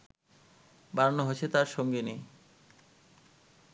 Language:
Bangla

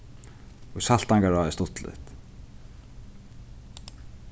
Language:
Faroese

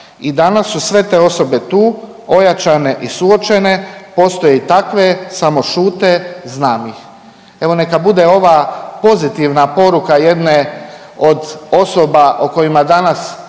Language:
Croatian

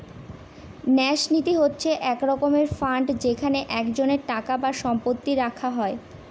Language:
Bangla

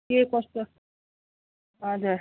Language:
Nepali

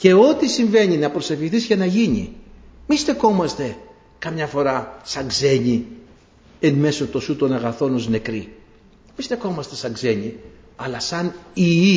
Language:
Greek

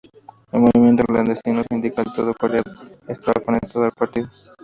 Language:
Spanish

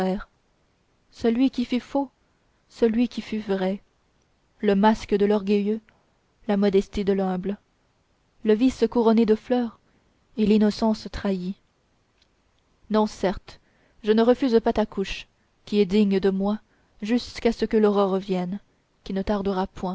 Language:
French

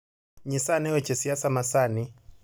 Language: Luo (Kenya and Tanzania)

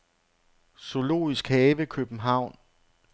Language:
Danish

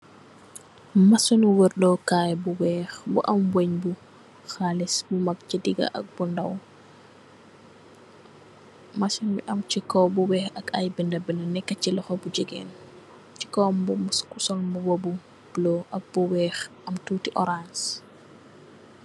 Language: Wolof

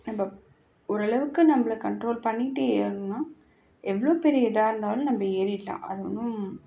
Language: Tamil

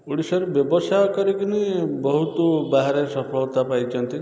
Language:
Odia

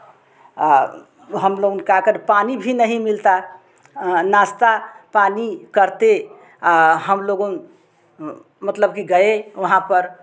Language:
Hindi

